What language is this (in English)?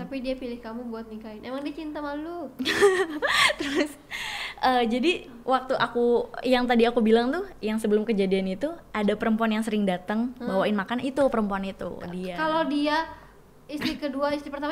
Indonesian